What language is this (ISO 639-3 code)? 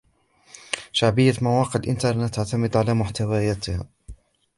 ara